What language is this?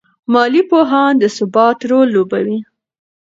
Pashto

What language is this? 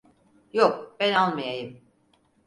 Turkish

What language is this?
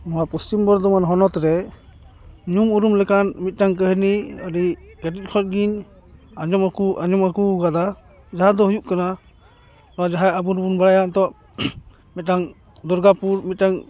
Santali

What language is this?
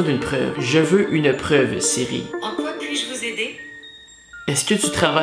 French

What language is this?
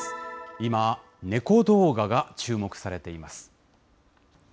Japanese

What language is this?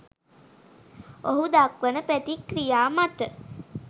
Sinhala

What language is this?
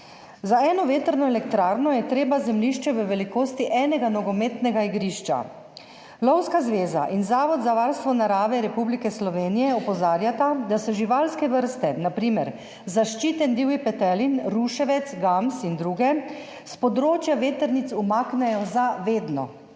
Slovenian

